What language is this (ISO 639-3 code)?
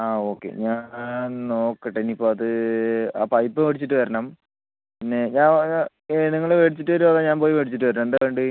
mal